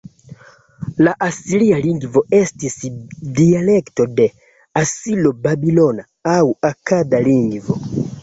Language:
Esperanto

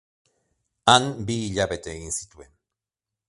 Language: Basque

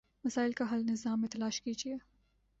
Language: Urdu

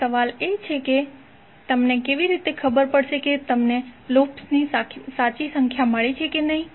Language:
Gujarati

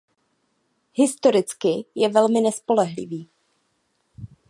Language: Czech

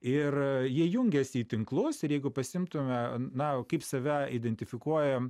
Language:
Lithuanian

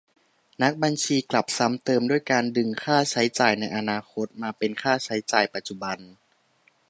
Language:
Thai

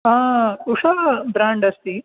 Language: Sanskrit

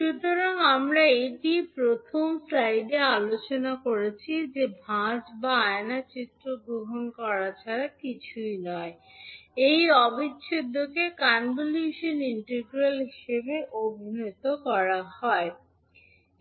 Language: Bangla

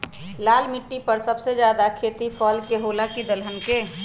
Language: Magahi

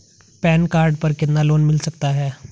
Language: Hindi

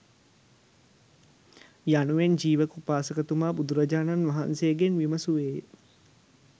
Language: Sinhala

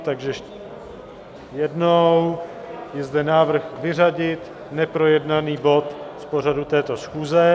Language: Czech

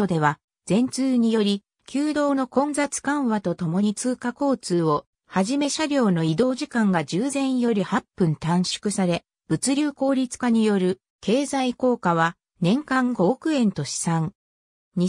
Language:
Japanese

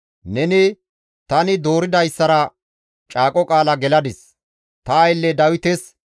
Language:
Gamo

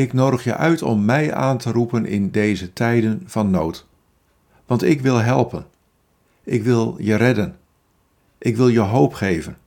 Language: Dutch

